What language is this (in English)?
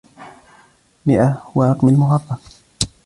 Arabic